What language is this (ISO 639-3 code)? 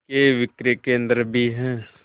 hin